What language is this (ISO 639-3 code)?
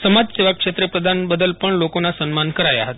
guj